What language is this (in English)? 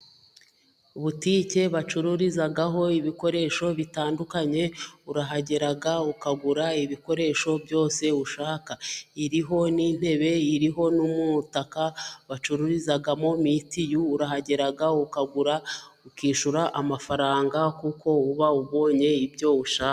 Kinyarwanda